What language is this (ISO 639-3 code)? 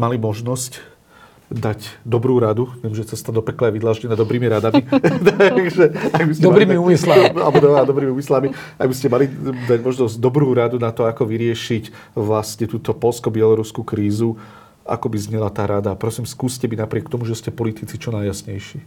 slk